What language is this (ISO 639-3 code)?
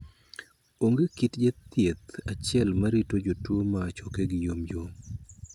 luo